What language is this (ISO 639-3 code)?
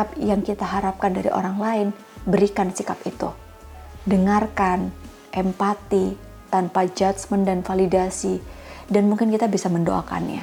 ind